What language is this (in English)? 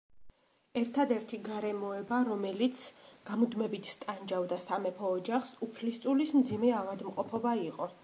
Georgian